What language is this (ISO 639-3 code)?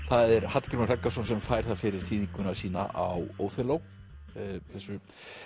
isl